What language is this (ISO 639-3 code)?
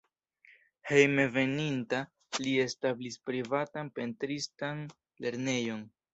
epo